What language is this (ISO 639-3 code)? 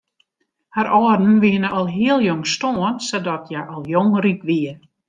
fry